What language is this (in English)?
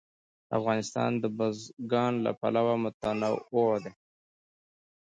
Pashto